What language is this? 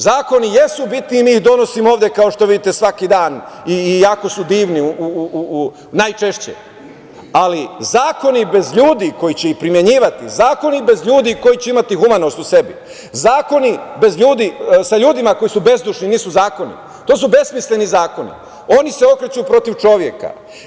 Serbian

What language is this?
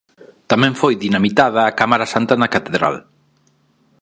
Galician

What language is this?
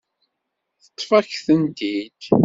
Kabyle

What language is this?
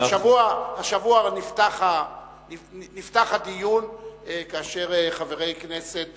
Hebrew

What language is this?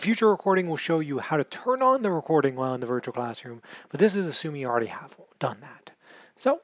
English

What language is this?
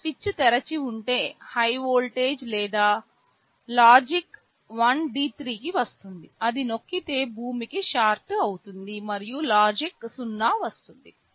Telugu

